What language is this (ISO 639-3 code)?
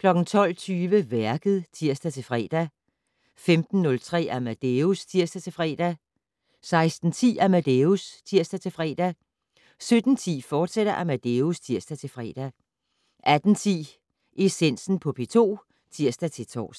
dan